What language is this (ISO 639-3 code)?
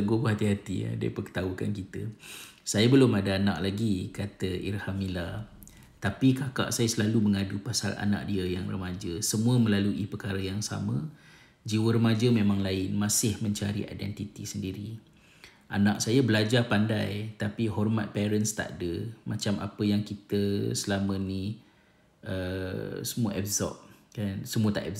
msa